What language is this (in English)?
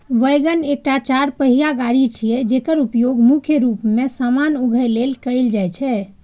Maithili